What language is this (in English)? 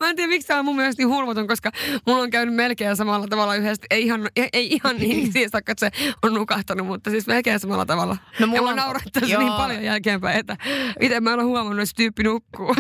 Finnish